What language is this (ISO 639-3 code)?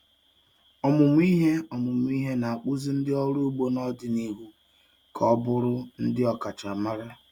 ibo